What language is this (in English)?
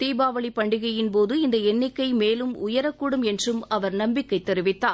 Tamil